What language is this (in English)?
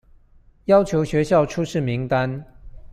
Chinese